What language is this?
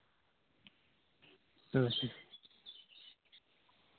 Santali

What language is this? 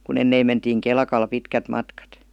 Finnish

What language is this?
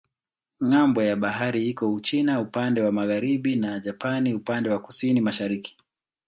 Swahili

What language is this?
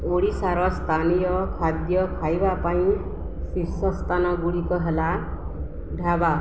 Odia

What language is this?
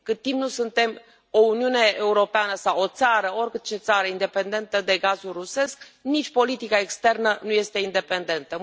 Romanian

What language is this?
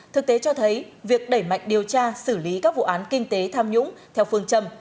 Vietnamese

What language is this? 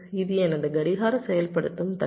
Tamil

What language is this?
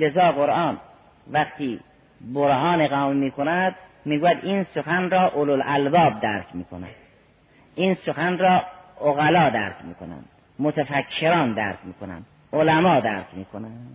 Persian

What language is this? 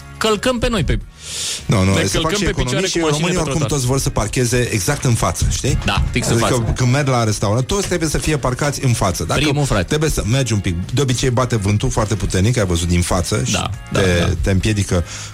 Romanian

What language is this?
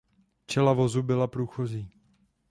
Czech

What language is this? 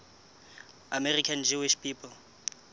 Southern Sotho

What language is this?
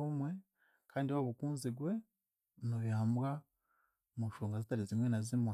Chiga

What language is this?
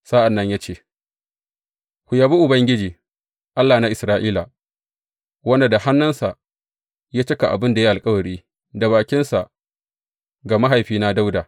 Hausa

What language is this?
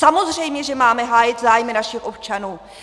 Czech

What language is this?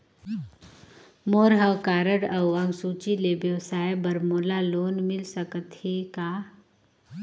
Chhattisgarhi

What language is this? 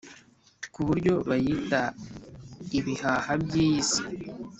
Kinyarwanda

